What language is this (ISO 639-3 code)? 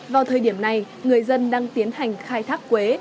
vie